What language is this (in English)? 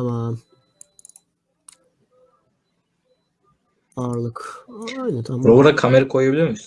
Turkish